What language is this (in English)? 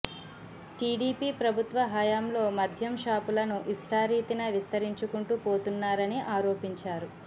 Telugu